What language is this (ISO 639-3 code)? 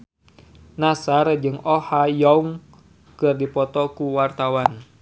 sun